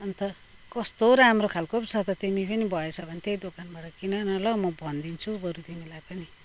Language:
Nepali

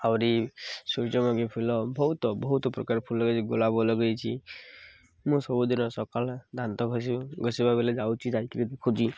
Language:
Odia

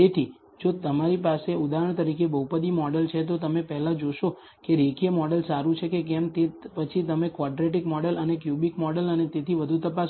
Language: Gujarati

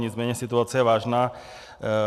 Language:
Czech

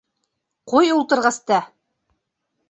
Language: Bashkir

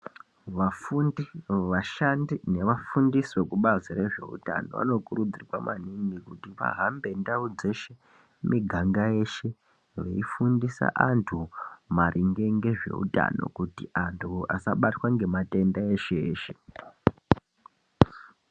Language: Ndau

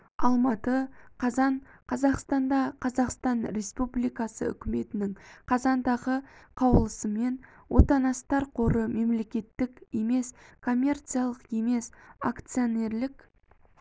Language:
Kazakh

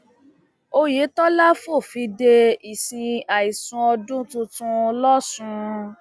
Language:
Yoruba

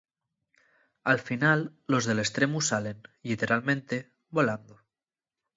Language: Asturian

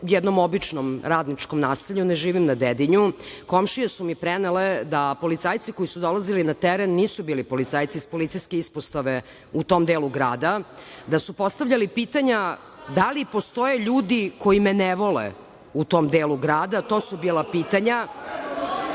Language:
Serbian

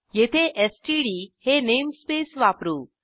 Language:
Marathi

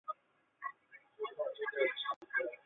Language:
Chinese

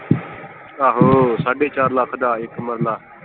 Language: Punjabi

